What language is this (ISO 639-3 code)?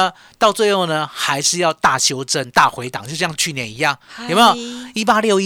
zho